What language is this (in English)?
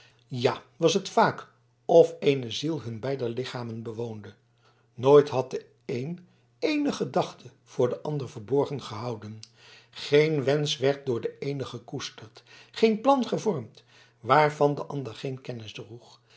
Dutch